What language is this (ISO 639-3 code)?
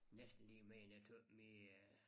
dan